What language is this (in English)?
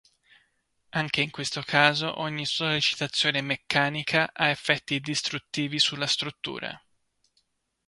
Italian